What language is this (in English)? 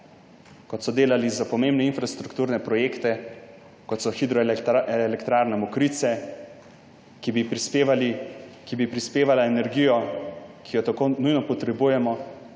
Slovenian